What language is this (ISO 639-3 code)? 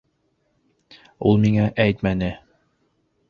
bak